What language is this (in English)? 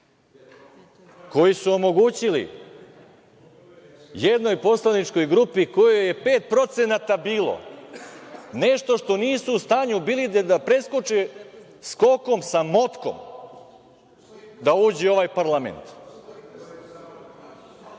Serbian